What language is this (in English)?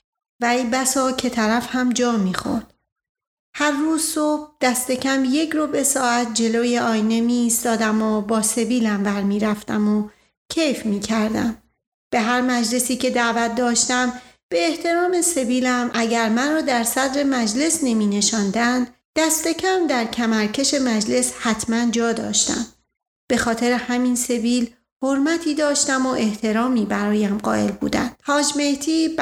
Persian